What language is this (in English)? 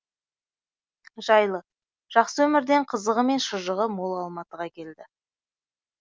Kazakh